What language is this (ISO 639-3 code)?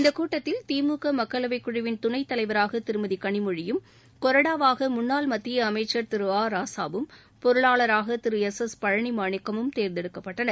tam